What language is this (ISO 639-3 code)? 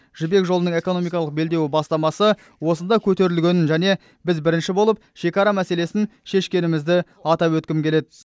kaz